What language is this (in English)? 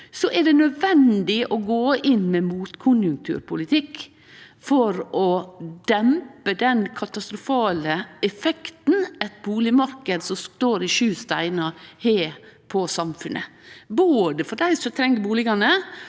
Norwegian